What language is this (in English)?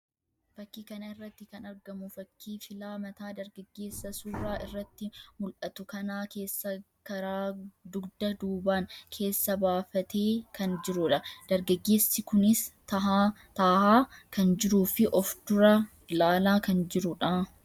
Oromo